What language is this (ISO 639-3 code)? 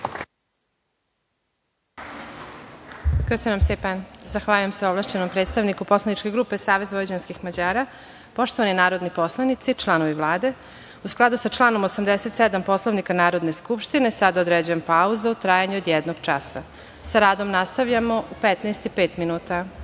srp